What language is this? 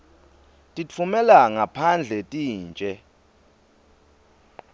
Swati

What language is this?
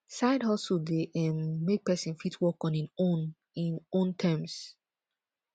Nigerian Pidgin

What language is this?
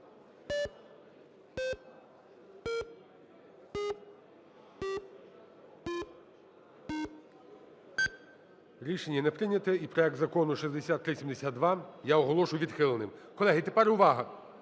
Ukrainian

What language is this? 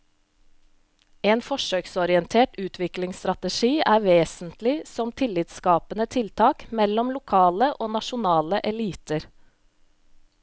Norwegian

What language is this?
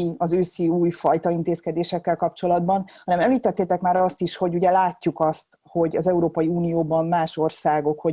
Hungarian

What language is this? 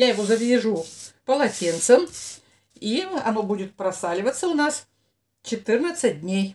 Russian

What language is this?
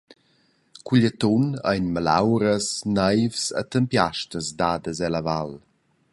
Romansh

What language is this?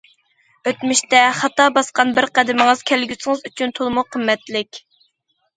Uyghur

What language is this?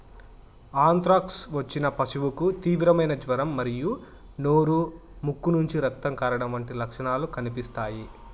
Telugu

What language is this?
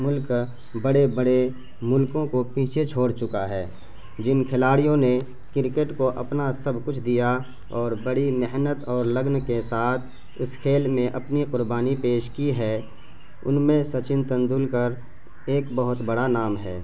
Urdu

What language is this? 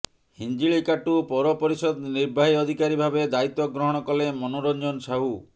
Odia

